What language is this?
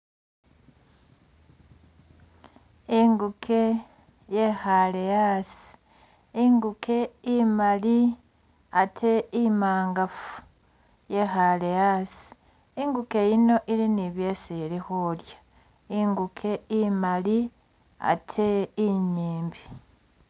Masaaba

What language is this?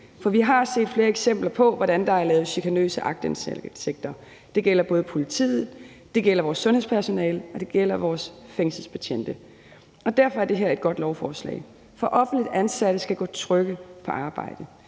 Danish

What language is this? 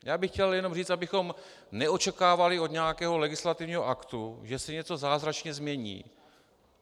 Czech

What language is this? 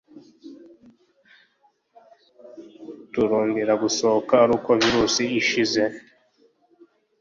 Kinyarwanda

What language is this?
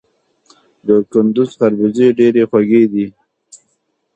Pashto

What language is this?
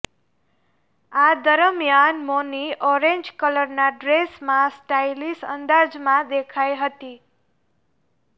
Gujarati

